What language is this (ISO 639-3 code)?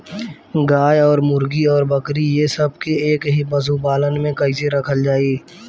bho